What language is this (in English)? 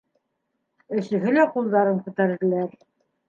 Bashkir